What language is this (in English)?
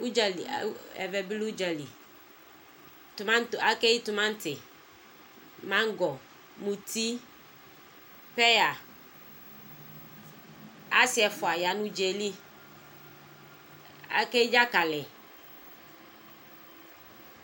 Ikposo